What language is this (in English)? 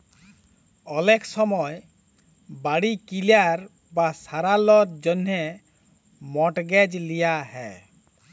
Bangla